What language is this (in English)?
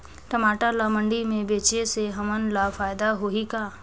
Chhattisgarhi